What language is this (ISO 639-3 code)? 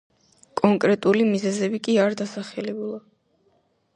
kat